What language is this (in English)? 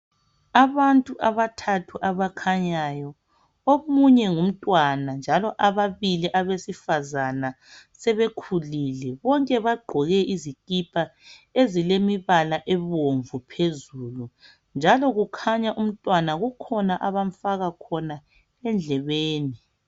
North Ndebele